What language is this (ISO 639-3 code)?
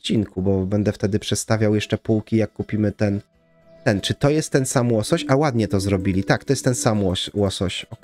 pol